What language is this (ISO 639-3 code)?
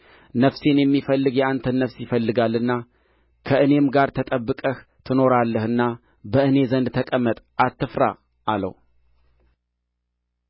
amh